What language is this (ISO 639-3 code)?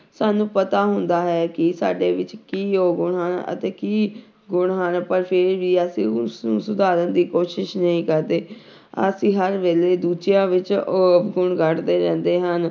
pan